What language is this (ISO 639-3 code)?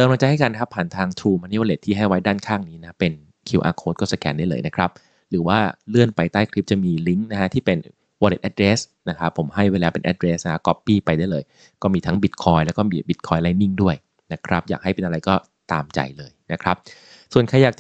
tha